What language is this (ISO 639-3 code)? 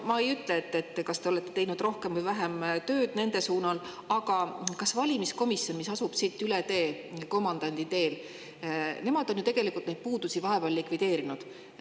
est